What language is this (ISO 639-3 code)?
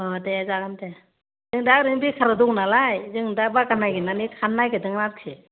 brx